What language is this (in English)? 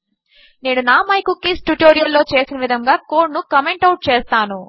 Telugu